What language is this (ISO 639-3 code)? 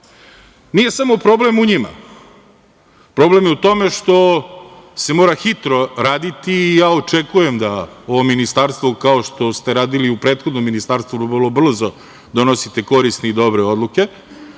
srp